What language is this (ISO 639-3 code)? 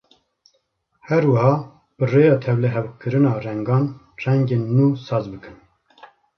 kur